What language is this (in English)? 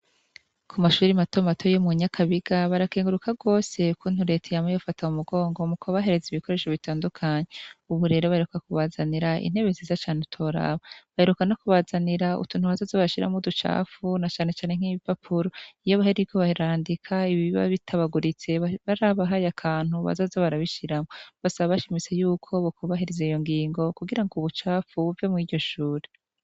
Rundi